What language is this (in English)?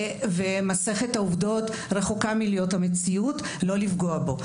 Hebrew